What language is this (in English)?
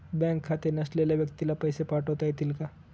Marathi